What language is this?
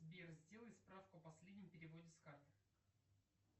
Russian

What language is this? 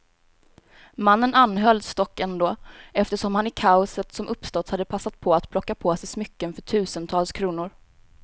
Swedish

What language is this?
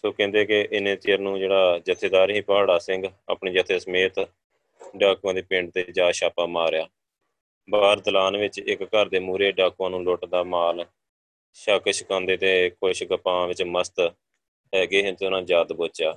Punjabi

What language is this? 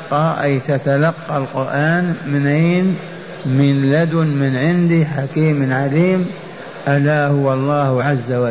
Arabic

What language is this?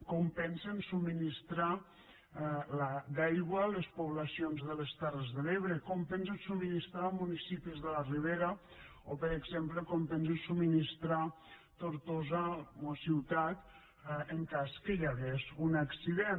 Catalan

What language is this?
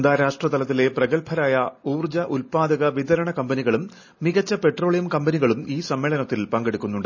Malayalam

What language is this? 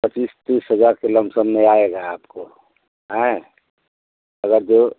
Hindi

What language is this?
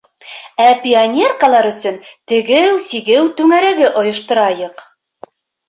Bashkir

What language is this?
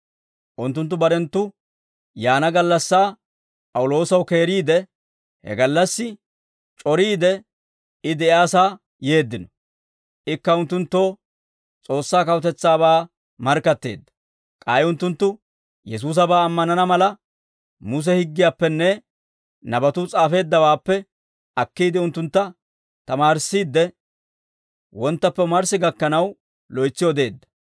Dawro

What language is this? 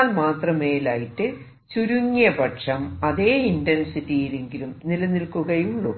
Malayalam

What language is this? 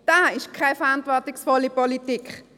Swiss German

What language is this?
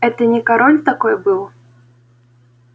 Russian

